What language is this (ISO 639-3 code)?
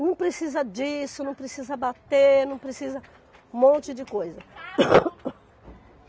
por